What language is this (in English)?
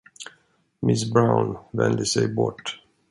Swedish